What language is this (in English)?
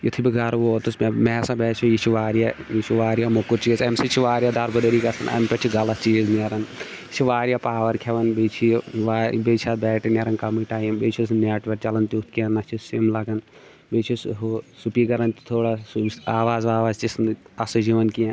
Kashmiri